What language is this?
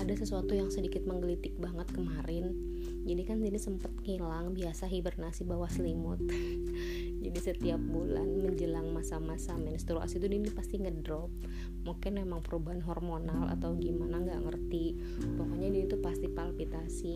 Indonesian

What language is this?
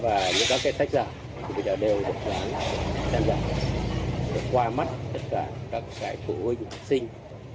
Vietnamese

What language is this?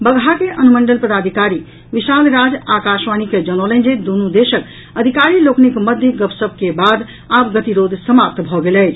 Maithili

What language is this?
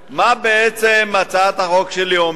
Hebrew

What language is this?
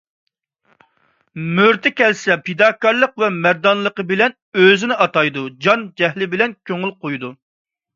Uyghur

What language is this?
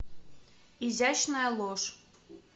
Russian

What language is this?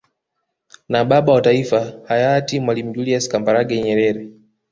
Swahili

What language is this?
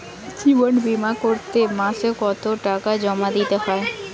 Bangla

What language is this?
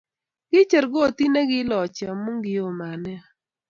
Kalenjin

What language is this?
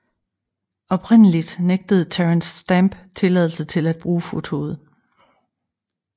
Danish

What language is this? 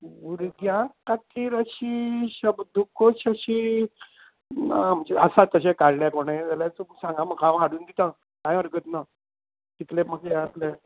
Konkani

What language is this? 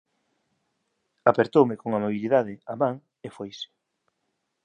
Galician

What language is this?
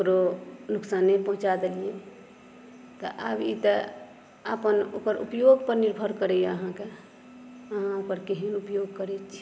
Maithili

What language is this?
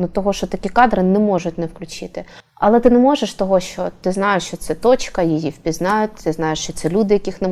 Ukrainian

